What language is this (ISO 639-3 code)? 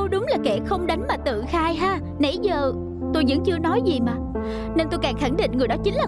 vie